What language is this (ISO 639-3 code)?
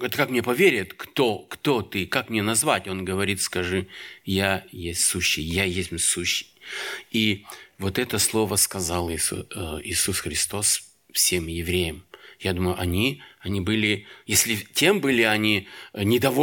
rus